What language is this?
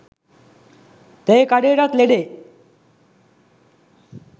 Sinhala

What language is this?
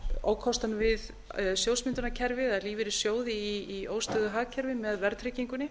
Icelandic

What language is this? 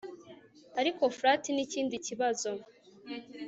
Kinyarwanda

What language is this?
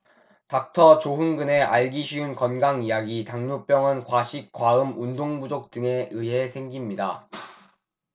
Korean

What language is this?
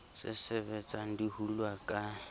Southern Sotho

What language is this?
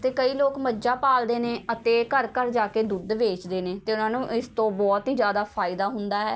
Punjabi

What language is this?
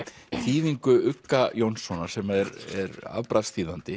Icelandic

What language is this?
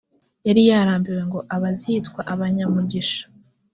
Kinyarwanda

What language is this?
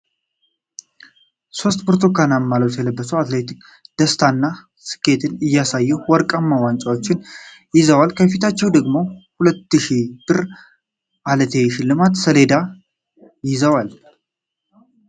Amharic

